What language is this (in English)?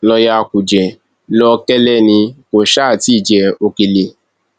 Yoruba